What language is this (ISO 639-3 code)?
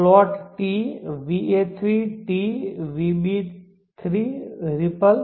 guj